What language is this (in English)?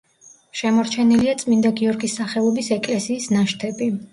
Georgian